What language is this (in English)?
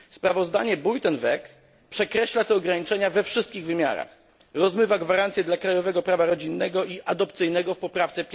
Polish